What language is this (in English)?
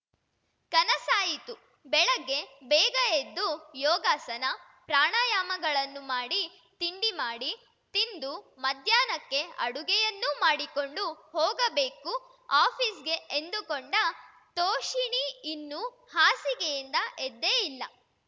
Kannada